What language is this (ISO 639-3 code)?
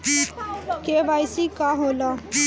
bho